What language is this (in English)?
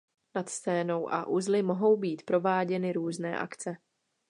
Czech